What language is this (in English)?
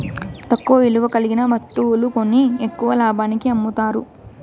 Telugu